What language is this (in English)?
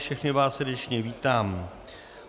Czech